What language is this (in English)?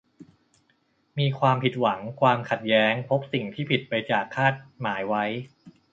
Thai